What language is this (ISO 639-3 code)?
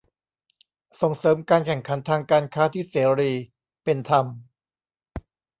tha